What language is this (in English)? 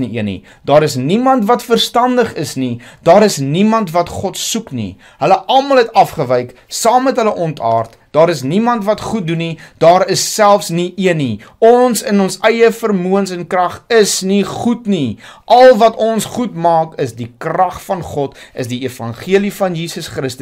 Dutch